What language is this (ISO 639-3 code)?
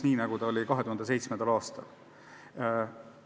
est